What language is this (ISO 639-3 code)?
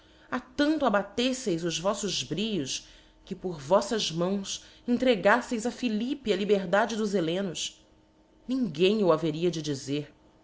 por